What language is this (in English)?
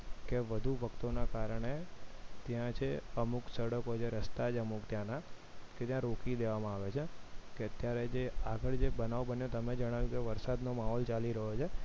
Gujarati